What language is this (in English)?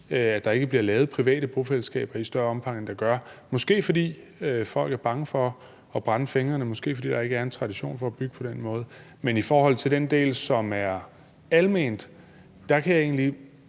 Danish